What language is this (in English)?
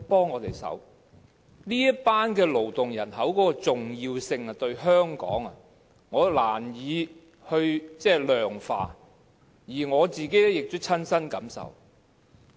Cantonese